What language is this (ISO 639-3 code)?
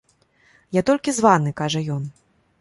bel